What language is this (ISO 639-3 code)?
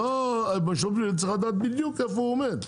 heb